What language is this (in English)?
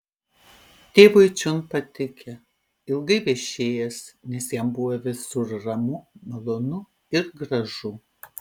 Lithuanian